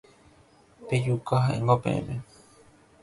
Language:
Guarani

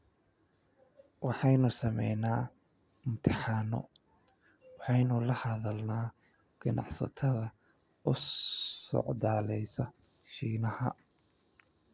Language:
Somali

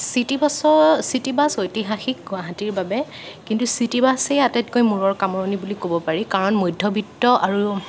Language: Assamese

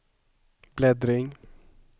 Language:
Swedish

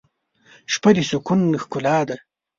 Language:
Pashto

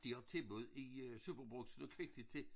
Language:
Danish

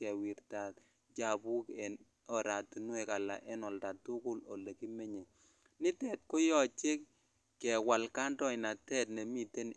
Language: Kalenjin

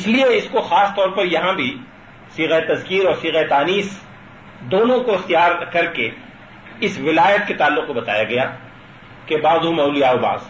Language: Urdu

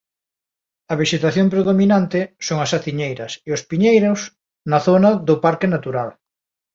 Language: Galician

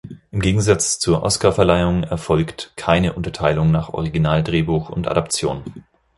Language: German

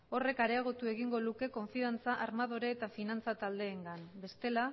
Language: Basque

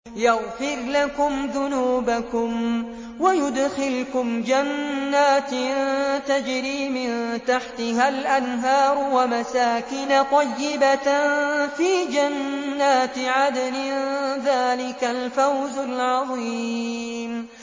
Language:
Arabic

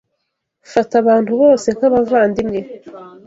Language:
Kinyarwanda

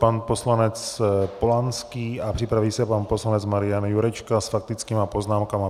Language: Czech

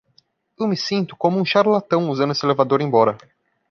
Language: Portuguese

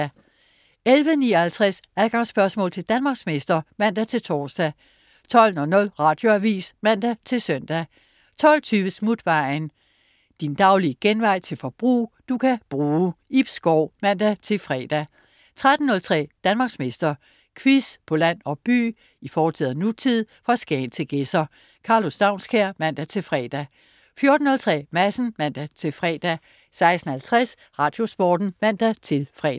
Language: Danish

